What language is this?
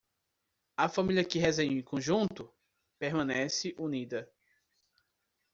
Portuguese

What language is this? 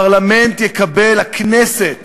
Hebrew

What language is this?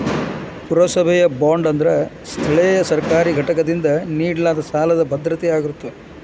Kannada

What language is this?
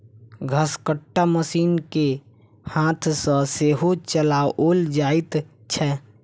Maithili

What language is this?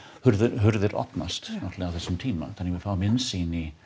Icelandic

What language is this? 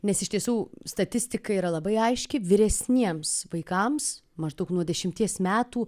Lithuanian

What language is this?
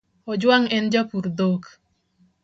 Luo (Kenya and Tanzania)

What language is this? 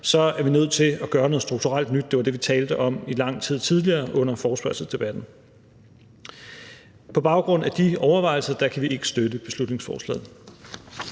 Danish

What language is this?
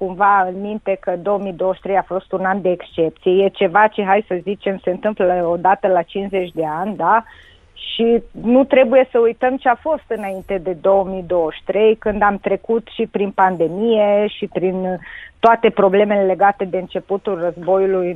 Romanian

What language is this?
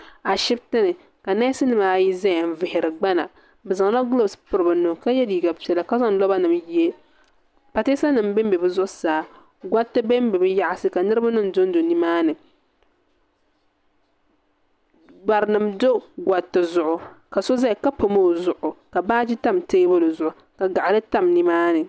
Dagbani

